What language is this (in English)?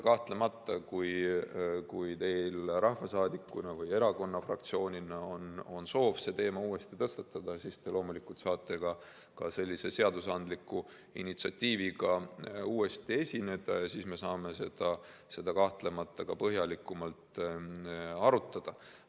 Estonian